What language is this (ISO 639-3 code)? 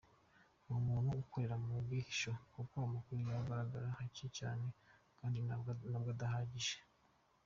kin